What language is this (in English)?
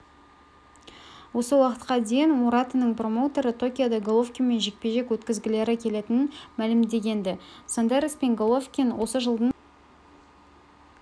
Kazakh